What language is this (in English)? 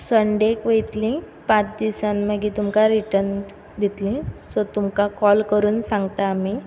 Konkani